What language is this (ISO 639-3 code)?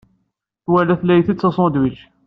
kab